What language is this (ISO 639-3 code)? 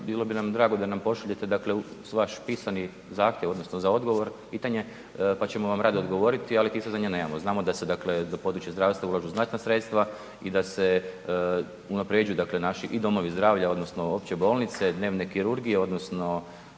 hrv